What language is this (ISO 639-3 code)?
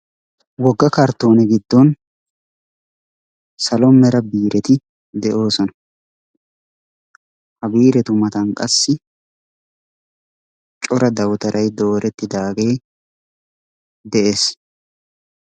wal